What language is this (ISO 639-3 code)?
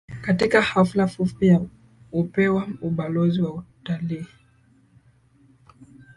swa